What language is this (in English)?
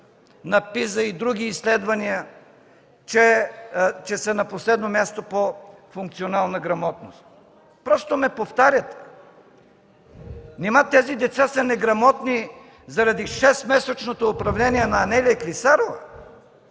Bulgarian